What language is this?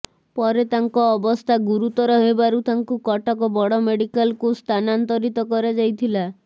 Odia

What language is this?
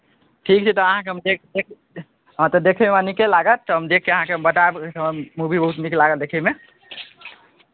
Maithili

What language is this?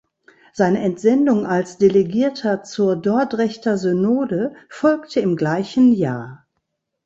German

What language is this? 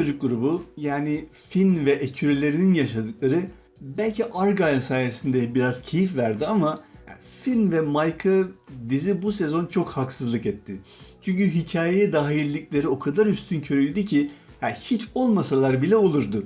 Turkish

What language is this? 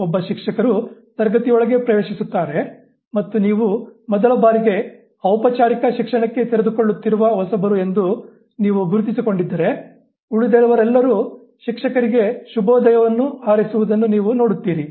Kannada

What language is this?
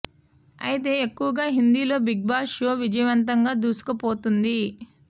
Telugu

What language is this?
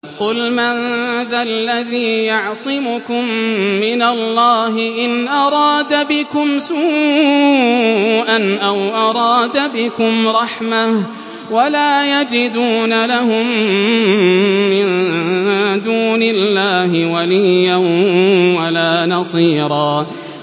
Arabic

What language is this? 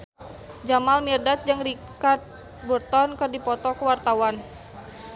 Sundanese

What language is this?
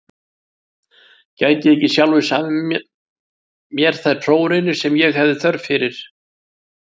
Icelandic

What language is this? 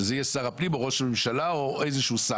Hebrew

